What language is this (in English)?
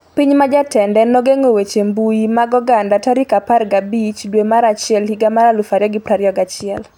Luo (Kenya and Tanzania)